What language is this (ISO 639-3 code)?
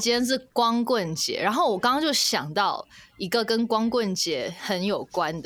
zho